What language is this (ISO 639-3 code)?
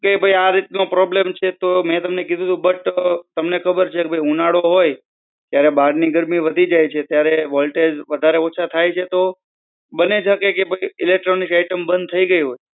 guj